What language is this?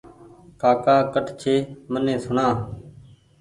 Goaria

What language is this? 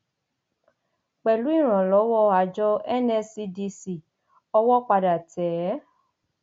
Yoruba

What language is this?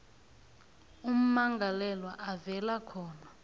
South Ndebele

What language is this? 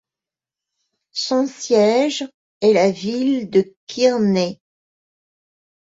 French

